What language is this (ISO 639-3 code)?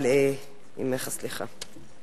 heb